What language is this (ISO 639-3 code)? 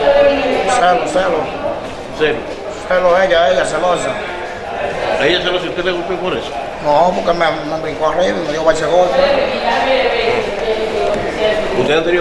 spa